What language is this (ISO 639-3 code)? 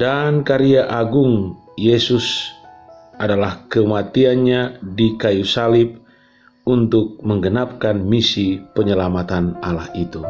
ind